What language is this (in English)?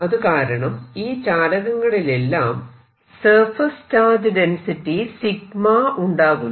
Malayalam